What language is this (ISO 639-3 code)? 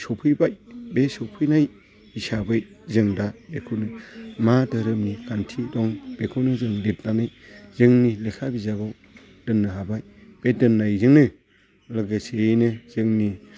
brx